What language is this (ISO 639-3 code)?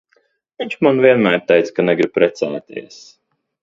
lav